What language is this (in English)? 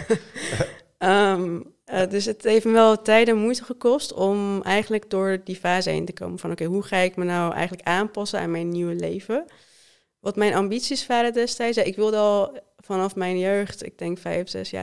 Dutch